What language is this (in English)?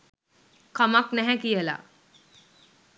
Sinhala